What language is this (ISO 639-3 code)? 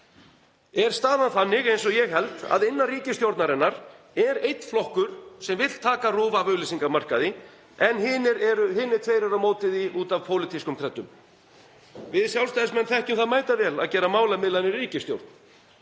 isl